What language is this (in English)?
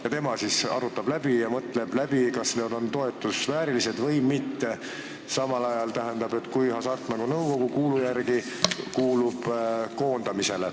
Estonian